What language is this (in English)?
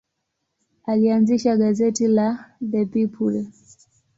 Swahili